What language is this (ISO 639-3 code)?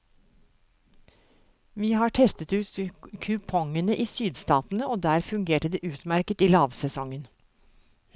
nor